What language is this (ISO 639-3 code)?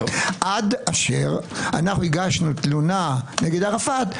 heb